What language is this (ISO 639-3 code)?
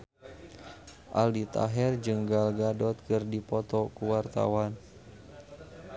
sun